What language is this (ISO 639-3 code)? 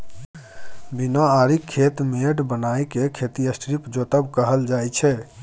mai